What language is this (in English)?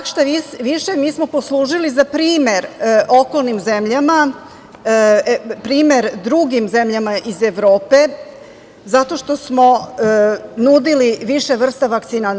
Serbian